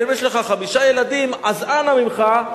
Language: Hebrew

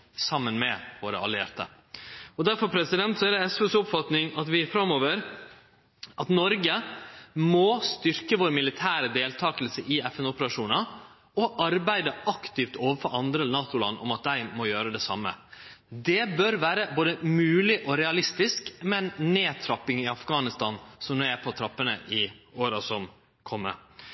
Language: Norwegian Nynorsk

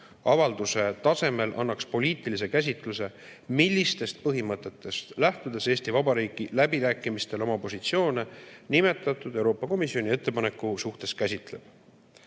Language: Estonian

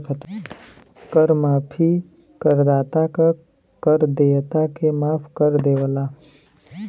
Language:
Bhojpuri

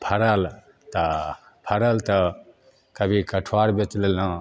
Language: Maithili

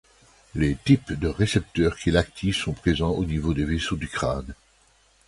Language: French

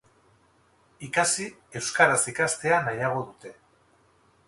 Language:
Basque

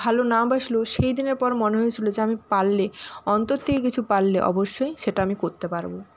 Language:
Bangla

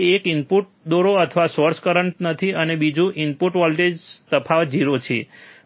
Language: Gujarati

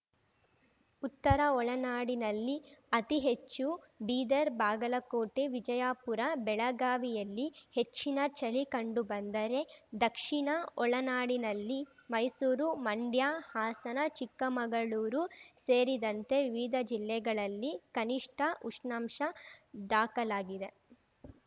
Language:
Kannada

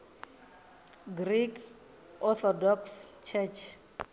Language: Venda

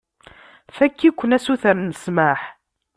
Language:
Kabyle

